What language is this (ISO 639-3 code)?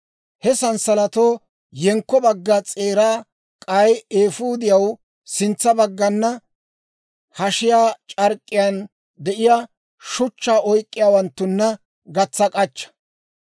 dwr